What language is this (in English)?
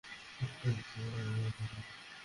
Bangla